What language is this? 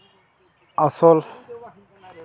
Santali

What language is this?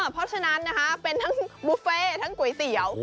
Thai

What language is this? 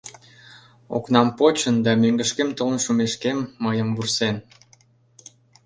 Mari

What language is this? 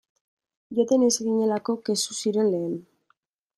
Basque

